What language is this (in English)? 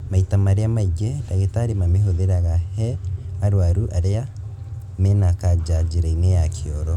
Kikuyu